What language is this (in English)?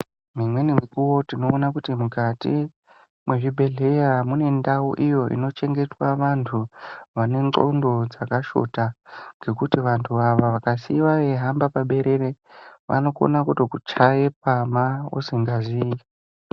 Ndau